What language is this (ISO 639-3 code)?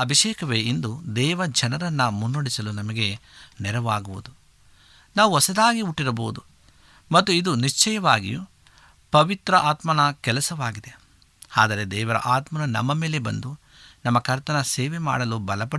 kan